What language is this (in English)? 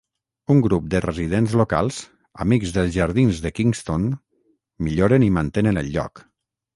Catalan